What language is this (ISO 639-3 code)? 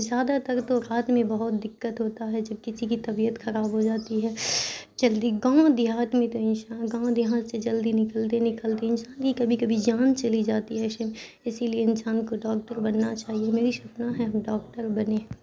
urd